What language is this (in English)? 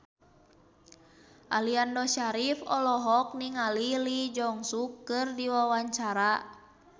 Sundanese